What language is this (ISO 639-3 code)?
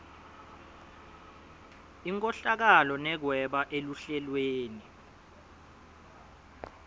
ssw